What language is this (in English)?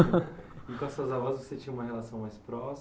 Portuguese